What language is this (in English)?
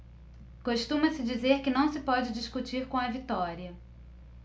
Portuguese